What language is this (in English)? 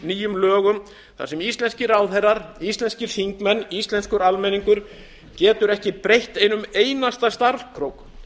Icelandic